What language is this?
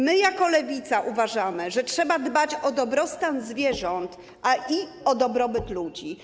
Polish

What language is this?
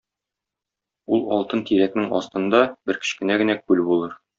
Tatar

